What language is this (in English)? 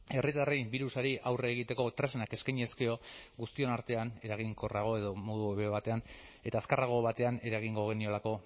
Basque